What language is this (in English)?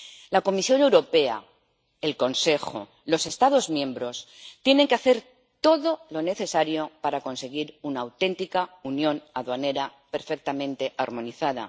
Spanish